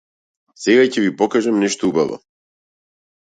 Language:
Macedonian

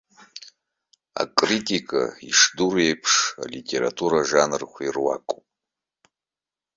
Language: Abkhazian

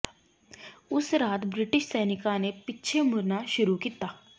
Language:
Punjabi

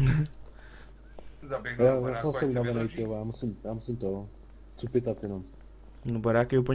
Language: Czech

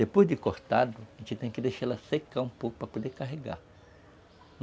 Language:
Portuguese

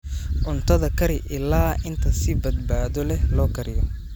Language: Somali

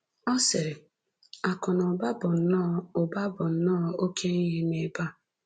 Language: Igbo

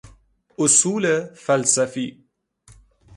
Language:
Persian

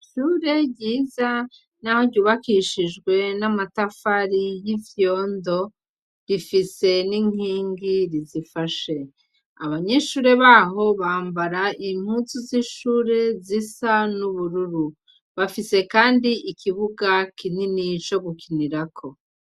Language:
Rundi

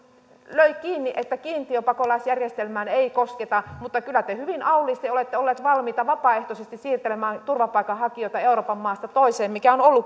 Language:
Finnish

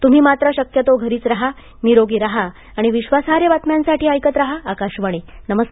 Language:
Marathi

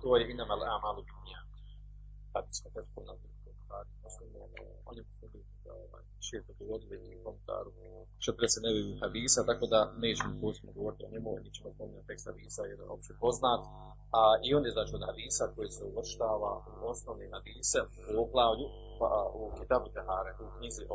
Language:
Croatian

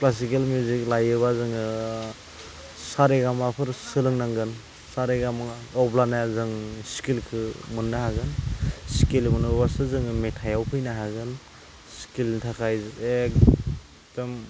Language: Bodo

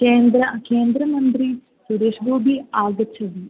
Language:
Sanskrit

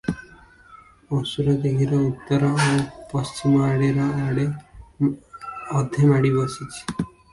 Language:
Odia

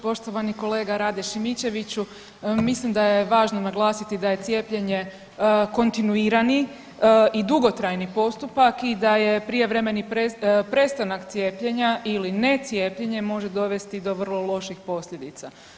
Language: Croatian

